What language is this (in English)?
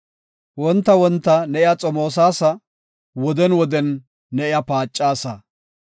Gofa